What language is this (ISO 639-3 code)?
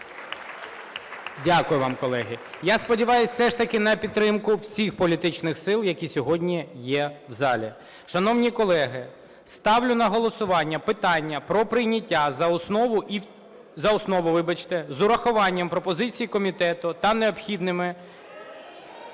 ukr